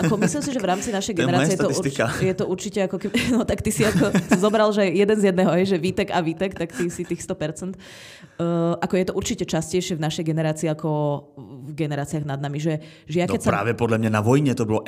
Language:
Czech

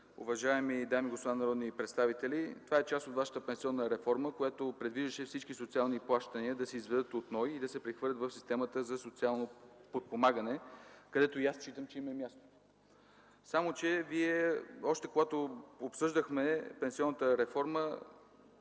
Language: Bulgarian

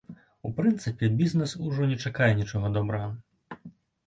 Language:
Belarusian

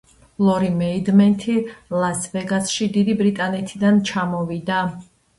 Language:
Georgian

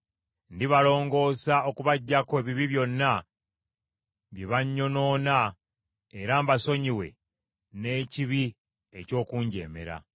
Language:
Ganda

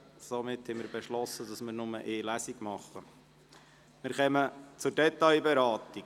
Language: Swiss German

